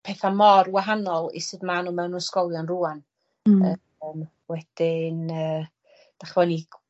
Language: Welsh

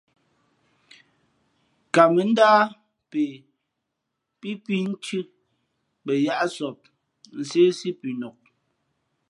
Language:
Fe'fe'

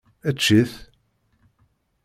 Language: Kabyle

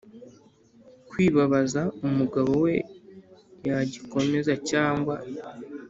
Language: Kinyarwanda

